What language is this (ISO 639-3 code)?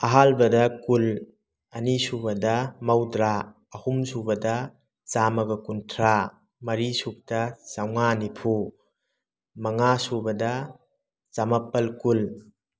mni